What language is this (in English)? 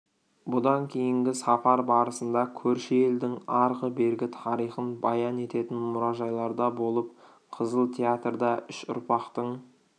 Kazakh